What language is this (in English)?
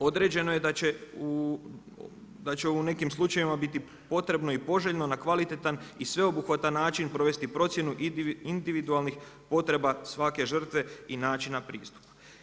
Croatian